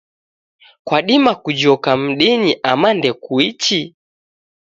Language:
Taita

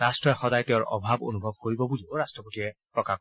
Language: Assamese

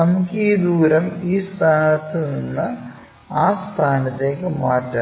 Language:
Malayalam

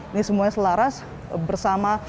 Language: Indonesian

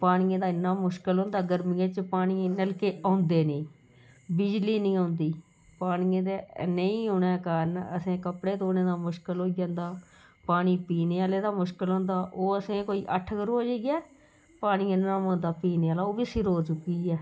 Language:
Dogri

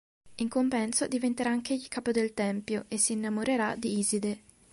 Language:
Italian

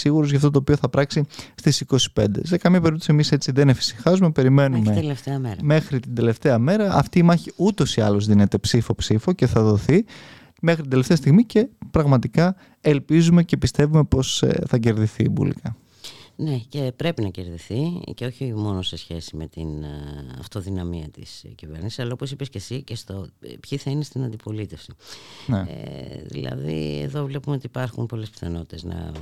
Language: Greek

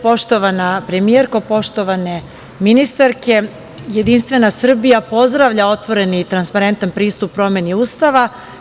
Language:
Serbian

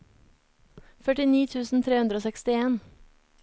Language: Norwegian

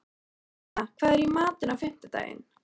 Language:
Icelandic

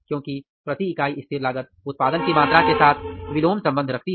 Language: Hindi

